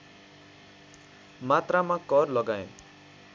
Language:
Nepali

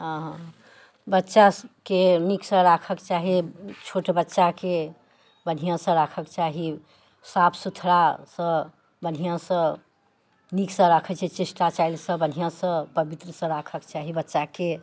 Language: Maithili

